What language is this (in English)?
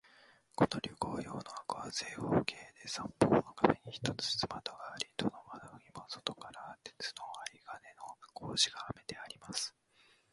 Japanese